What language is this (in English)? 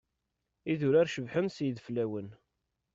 Kabyle